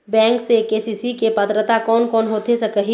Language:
Chhattisgarhi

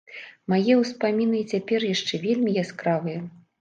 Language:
Belarusian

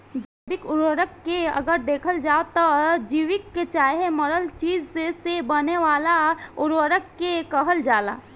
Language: Bhojpuri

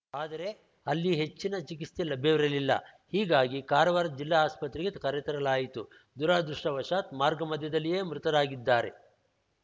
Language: Kannada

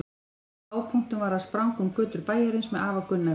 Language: Icelandic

